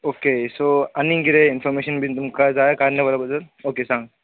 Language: Konkani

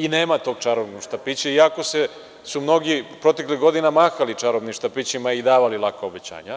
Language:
Serbian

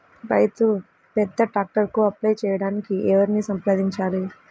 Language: Telugu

